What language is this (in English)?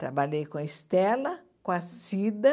Portuguese